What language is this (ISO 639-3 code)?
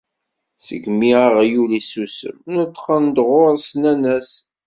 kab